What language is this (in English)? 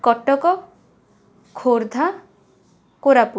Odia